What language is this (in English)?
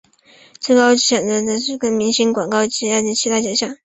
Chinese